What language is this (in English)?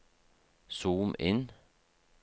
Norwegian